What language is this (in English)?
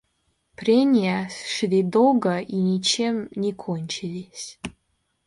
Russian